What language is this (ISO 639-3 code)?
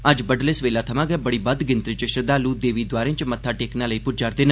doi